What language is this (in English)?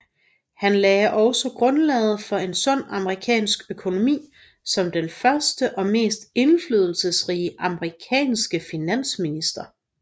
Danish